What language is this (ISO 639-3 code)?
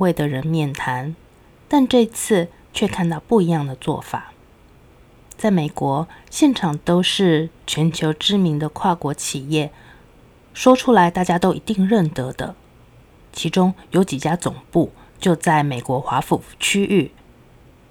zho